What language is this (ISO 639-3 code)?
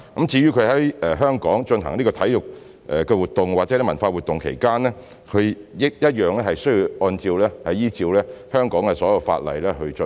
yue